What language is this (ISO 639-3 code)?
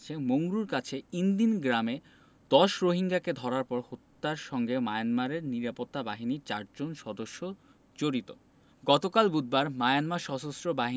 ben